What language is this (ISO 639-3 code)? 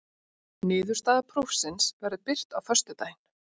isl